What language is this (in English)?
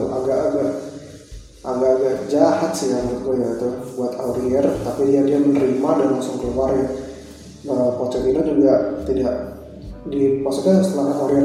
Indonesian